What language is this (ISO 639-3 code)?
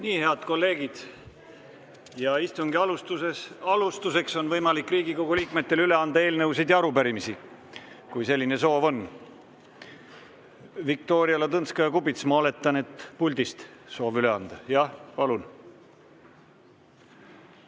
est